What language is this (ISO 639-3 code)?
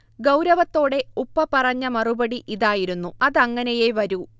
mal